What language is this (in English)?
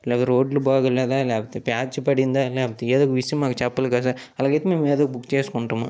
Telugu